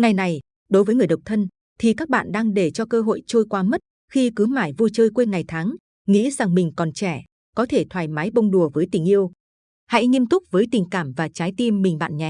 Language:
Vietnamese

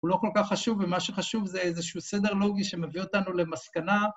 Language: Hebrew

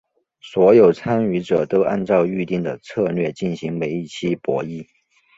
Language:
Chinese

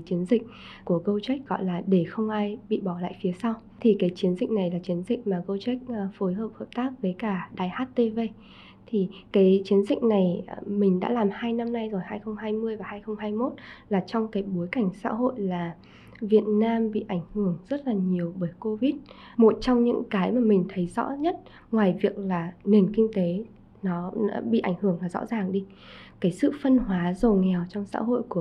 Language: Vietnamese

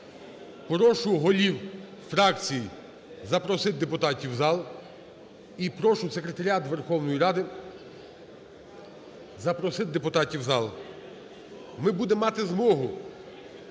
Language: Ukrainian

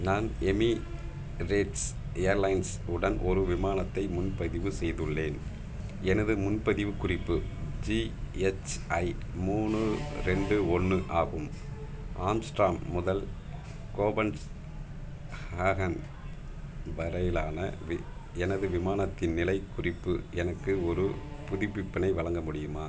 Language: Tamil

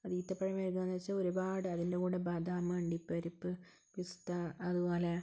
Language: Malayalam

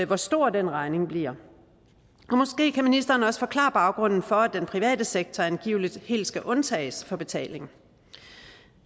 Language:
Danish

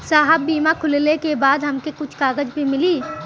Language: Bhojpuri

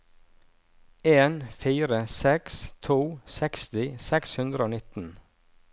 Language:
Norwegian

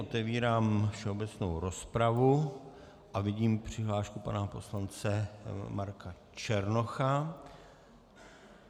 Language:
Czech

